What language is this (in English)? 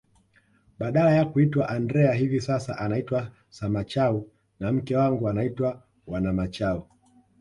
Swahili